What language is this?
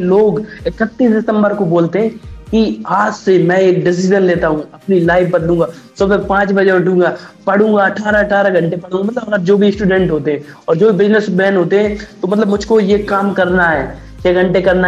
Hindi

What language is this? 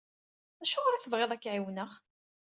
Kabyle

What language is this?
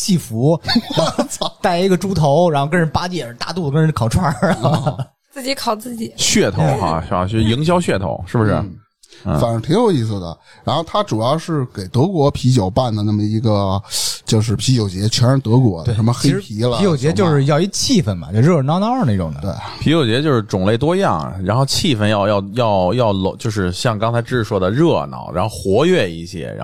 Chinese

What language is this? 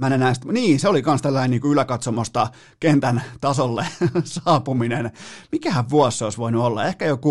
Finnish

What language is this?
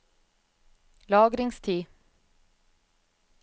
Norwegian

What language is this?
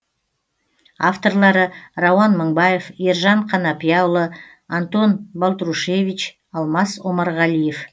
Kazakh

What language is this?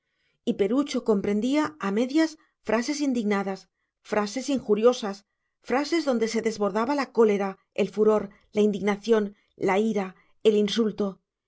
Spanish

